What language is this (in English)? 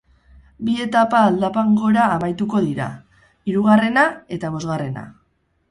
Basque